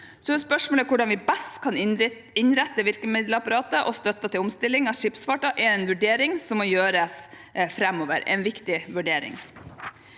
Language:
Norwegian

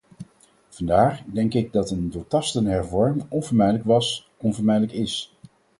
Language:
Dutch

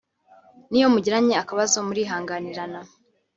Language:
Kinyarwanda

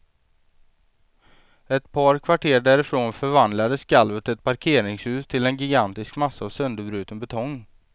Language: Swedish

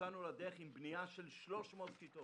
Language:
Hebrew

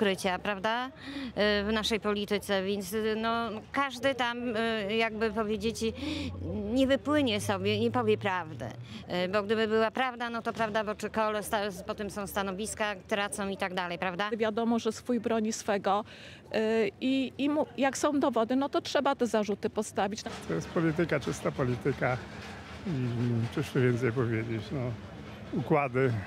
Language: Polish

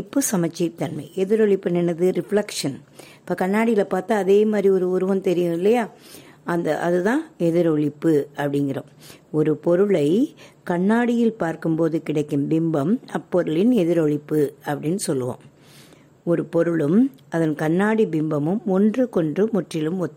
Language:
Tamil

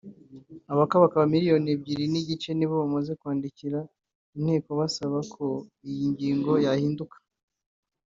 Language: Kinyarwanda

